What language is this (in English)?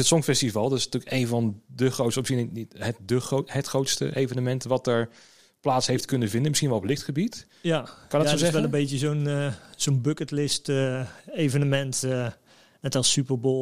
Dutch